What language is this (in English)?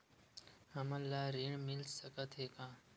Chhattisgarhi